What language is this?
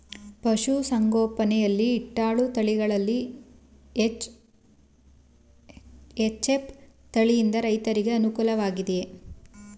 Kannada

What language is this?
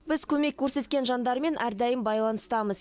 Kazakh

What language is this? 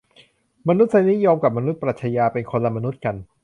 Thai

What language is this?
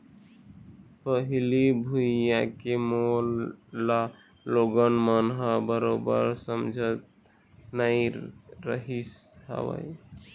Chhattisgarhi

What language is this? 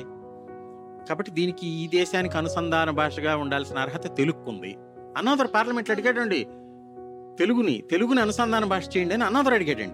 Telugu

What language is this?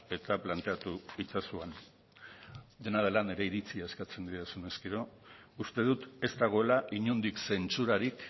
Basque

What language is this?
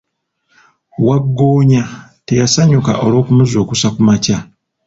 Ganda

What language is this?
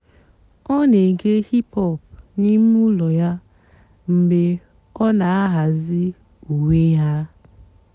Igbo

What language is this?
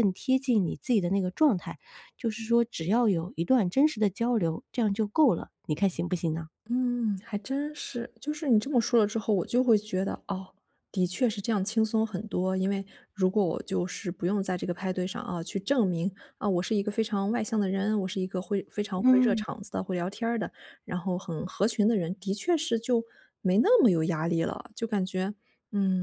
Chinese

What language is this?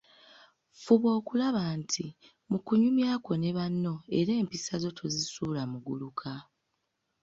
Ganda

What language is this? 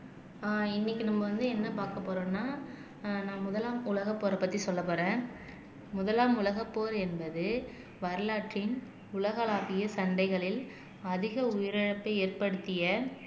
Tamil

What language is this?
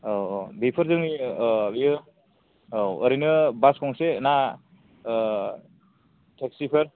Bodo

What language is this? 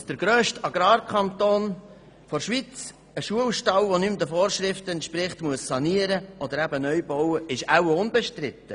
Swiss German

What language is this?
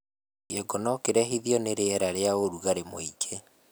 Kikuyu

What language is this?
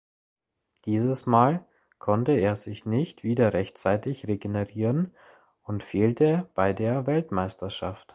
German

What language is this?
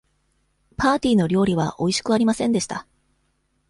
Japanese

